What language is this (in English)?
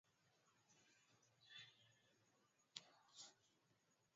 Swahili